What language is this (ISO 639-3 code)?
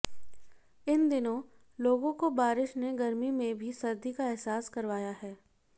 hin